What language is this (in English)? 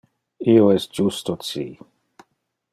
Interlingua